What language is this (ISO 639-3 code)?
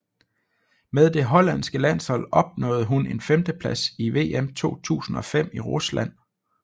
dan